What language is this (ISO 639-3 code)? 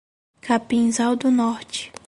por